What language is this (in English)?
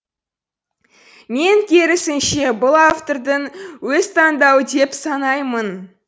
Kazakh